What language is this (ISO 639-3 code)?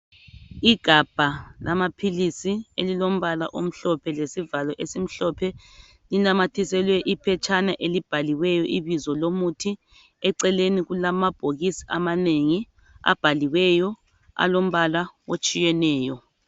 nde